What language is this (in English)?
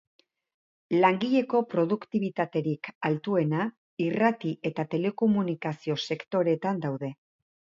Basque